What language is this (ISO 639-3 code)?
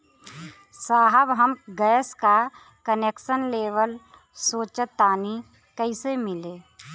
bho